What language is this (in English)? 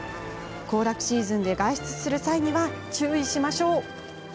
Japanese